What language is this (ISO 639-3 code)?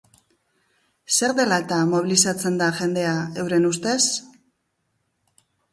eus